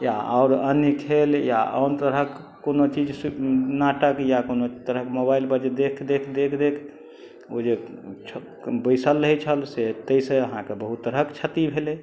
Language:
Maithili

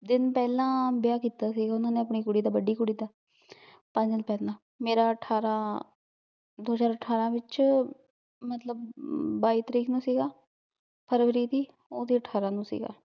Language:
Punjabi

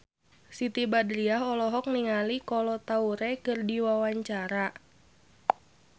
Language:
Sundanese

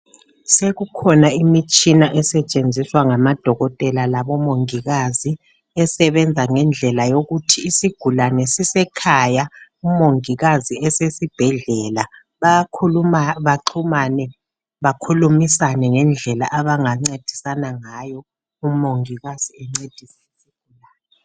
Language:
North Ndebele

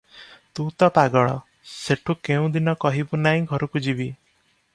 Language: Odia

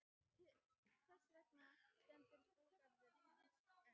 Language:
Icelandic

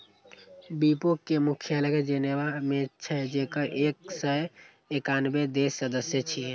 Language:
Maithili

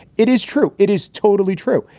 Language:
English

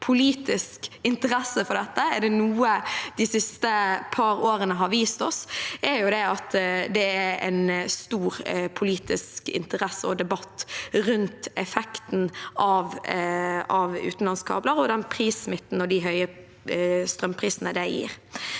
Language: Norwegian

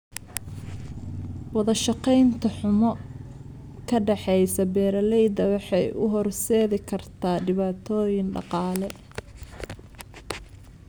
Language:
Somali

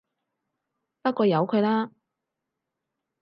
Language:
Cantonese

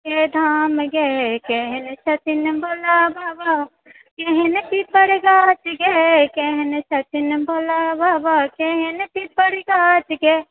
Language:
Maithili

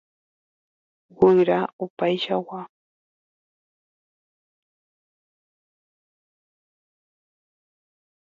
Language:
Guarani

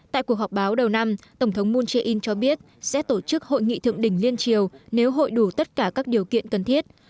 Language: Vietnamese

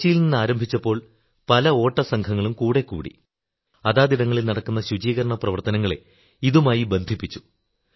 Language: Malayalam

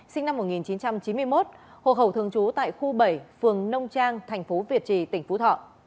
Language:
Vietnamese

